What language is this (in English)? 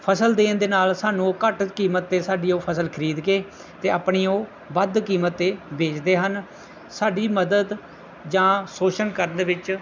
Punjabi